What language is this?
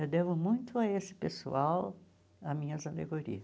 Portuguese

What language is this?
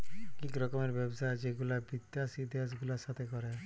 Bangla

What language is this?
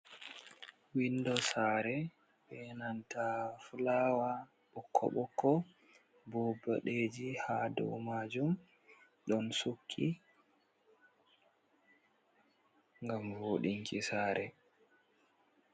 Fula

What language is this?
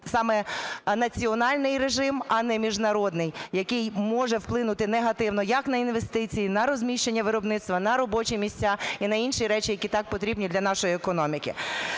Ukrainian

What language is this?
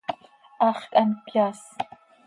Seri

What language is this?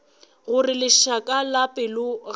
Northern Sotho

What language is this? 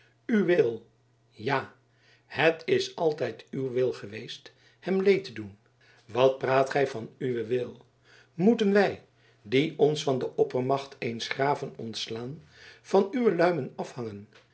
Dutch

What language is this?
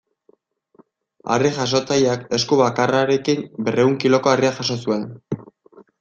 Basque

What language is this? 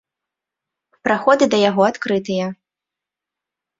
Belarusian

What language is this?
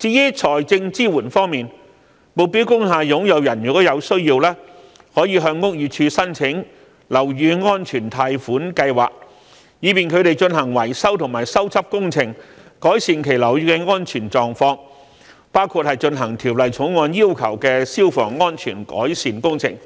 Cantonese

